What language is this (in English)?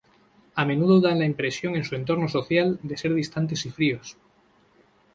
Spanish